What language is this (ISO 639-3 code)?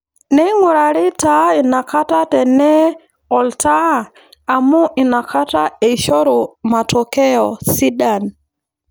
mas